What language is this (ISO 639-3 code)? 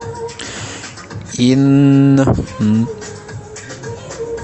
rus